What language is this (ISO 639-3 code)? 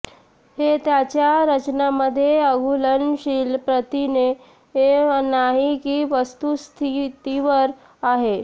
mar